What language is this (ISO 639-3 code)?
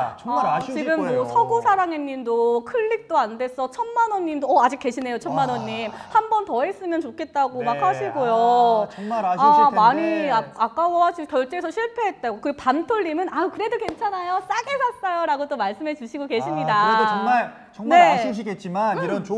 kor